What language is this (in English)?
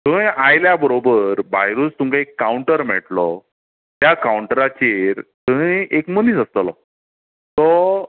Konkani